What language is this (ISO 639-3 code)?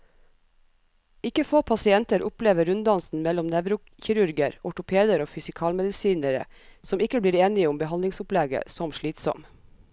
nor